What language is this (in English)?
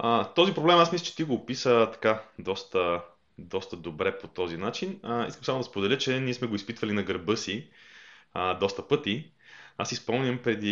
Bulgarian